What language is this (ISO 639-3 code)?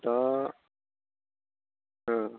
brx